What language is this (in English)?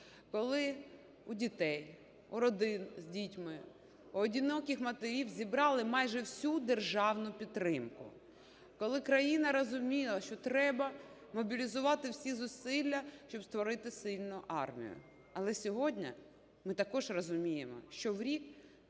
Ukrainian